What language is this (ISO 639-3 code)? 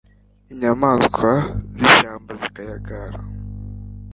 kin